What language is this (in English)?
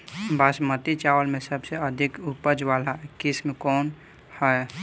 Bhojpuri